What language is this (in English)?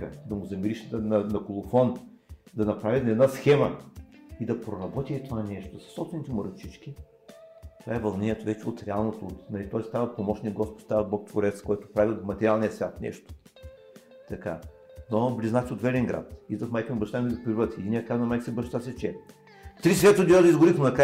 Bulgarian